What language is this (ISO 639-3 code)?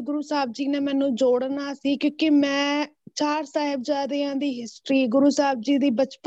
pan